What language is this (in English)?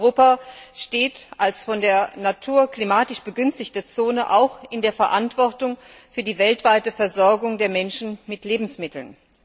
German